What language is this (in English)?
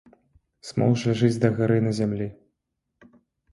Belarusian